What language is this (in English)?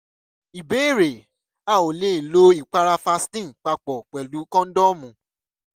Yoruba